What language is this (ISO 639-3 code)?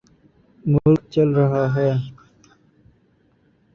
urd